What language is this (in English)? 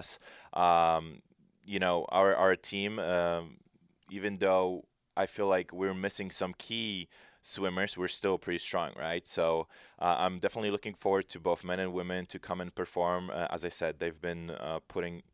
English